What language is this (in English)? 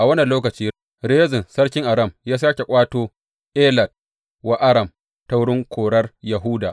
Hausa